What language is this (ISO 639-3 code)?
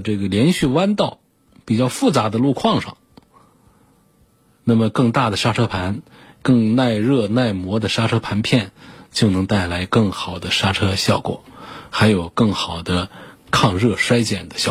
zho